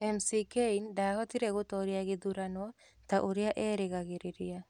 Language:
Kikuyu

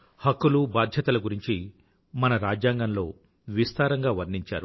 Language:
Telugu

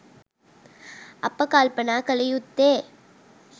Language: Sinhala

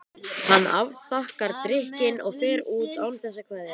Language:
Icelandic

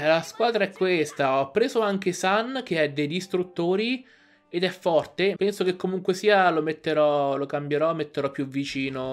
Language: Italian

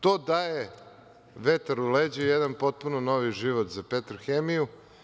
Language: Serbian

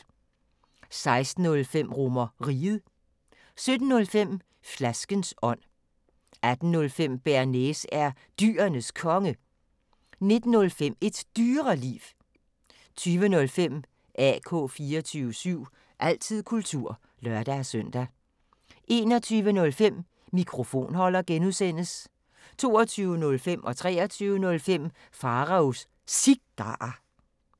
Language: Danish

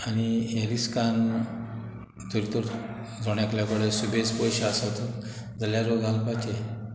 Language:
Konkani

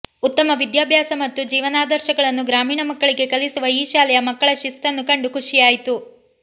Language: Kannada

